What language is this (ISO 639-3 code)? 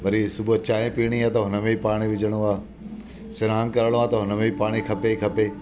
snd